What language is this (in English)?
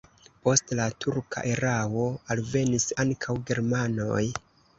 Esperanto